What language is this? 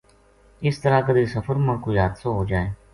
Gujari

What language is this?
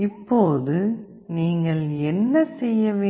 Tamil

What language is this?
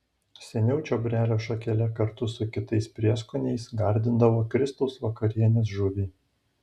Lithuanian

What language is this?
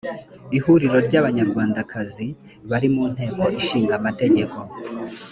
Kinyarwanda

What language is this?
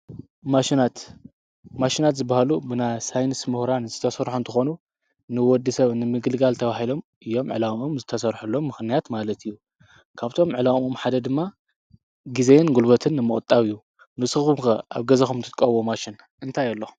Tigrinya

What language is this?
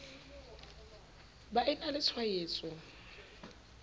Southern Sotho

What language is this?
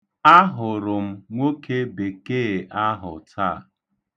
Igbo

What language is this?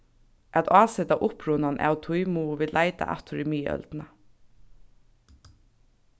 Faroese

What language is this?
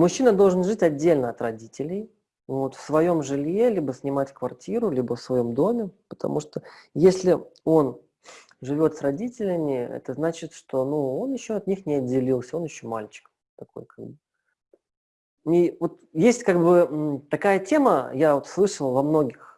Russian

